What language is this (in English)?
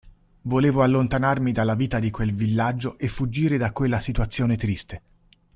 Italian